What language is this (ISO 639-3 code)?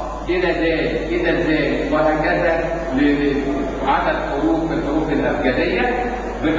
ara